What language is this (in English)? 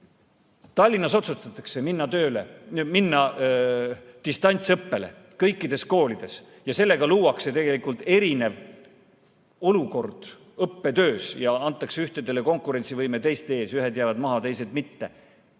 Estonian